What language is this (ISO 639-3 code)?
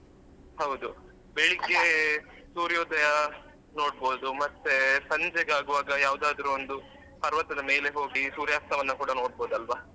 kan